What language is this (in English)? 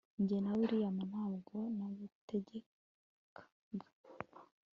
Kinyarwanda